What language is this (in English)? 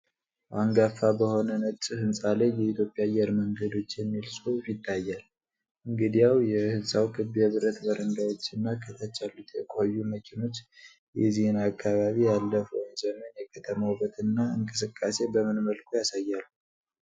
Amharic